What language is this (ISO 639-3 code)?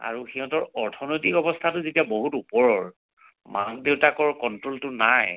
asm